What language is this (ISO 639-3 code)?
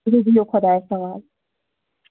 kas